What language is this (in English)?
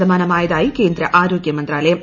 Malayalam